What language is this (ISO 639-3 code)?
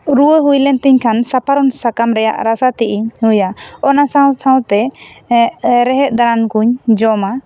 sat